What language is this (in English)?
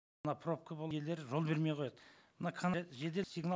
Kazakh